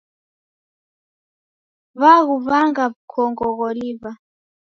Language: Taita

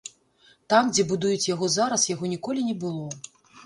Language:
Belarusian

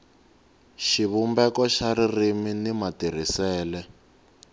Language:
Tsonga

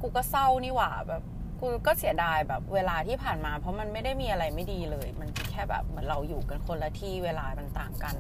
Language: Thai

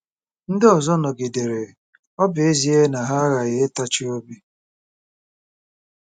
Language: Igbo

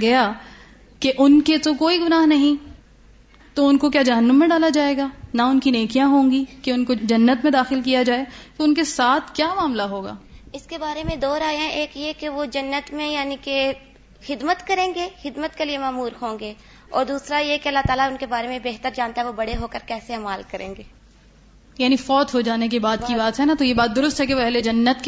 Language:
Urdu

